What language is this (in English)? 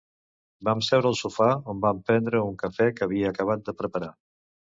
Catalan